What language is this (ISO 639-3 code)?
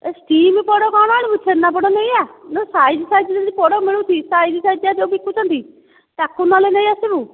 ori